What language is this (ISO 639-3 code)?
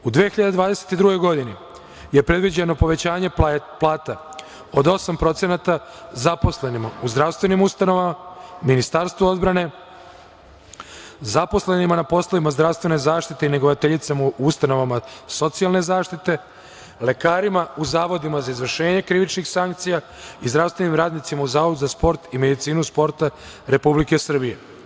srp